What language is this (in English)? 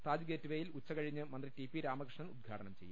Malayalam